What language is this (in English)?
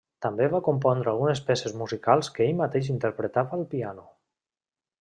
Catalan